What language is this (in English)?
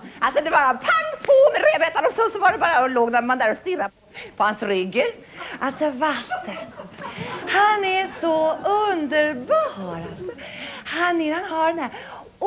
Swedish